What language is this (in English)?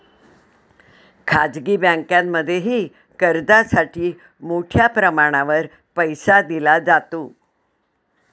Marathi